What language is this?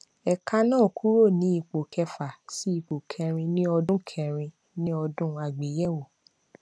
Yoruba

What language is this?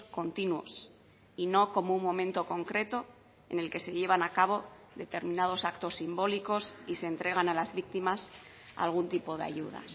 Spanish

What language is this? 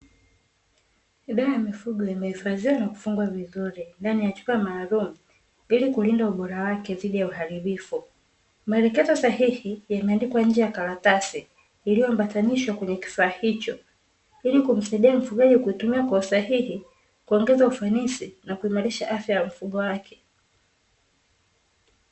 Swahili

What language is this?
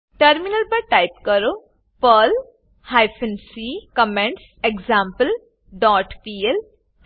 Gujarati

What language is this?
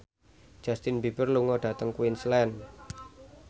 Javanese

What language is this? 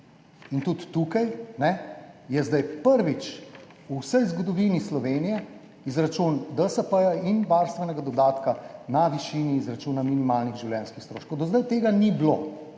Slovenian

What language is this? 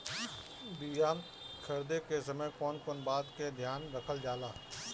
Bhojpuri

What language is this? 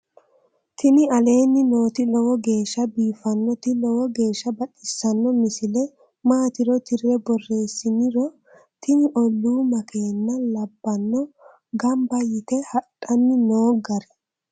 Sidamo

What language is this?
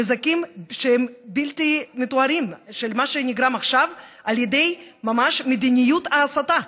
Hebrew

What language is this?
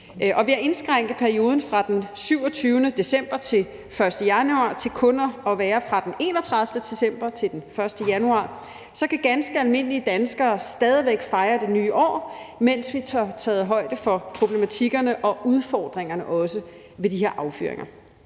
Danish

